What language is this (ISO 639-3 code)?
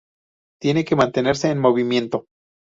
spa